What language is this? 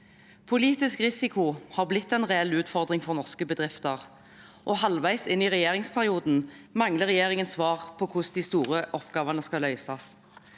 Norwegian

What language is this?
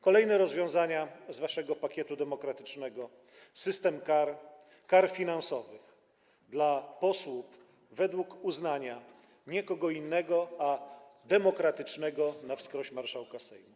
Polish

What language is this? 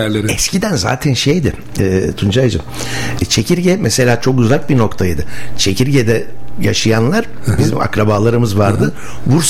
Turkish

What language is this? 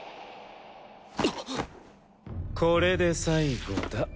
Japanese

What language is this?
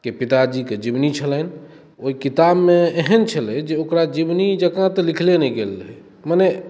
Maithili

